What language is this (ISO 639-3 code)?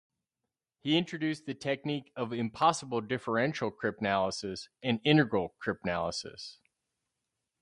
eng